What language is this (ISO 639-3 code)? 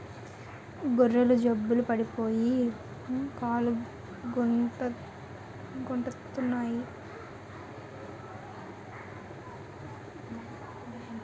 tel